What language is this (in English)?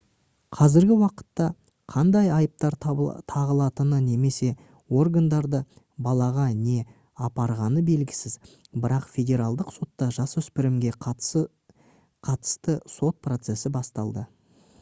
Kazakh